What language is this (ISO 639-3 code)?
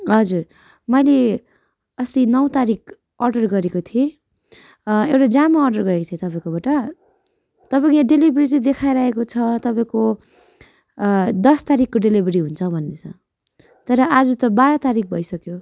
nep